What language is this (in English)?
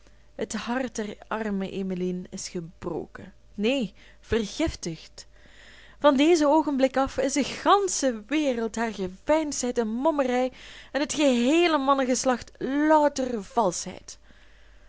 Dutch